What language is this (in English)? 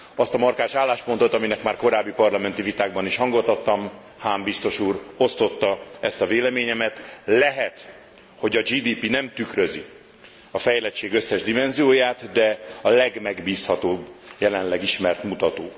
Hungarian